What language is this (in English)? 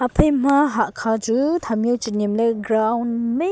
Wancho Naga